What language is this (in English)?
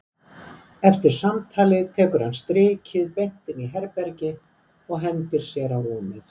Icelandic